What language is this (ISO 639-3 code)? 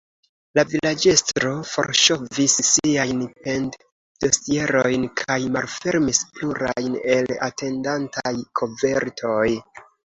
epo